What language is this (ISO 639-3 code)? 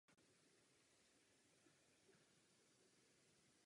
ces